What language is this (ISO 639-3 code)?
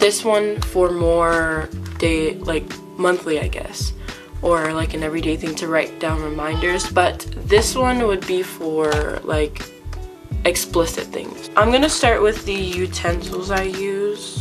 eng